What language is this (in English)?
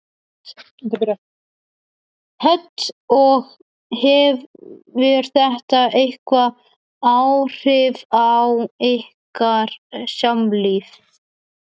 Icelandic